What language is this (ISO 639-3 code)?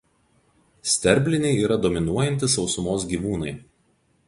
lit